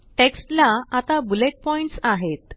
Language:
Marathi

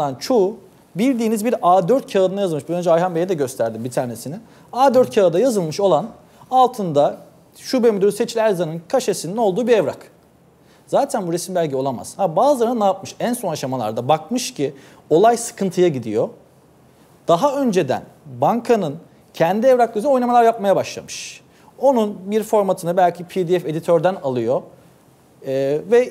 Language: Turkish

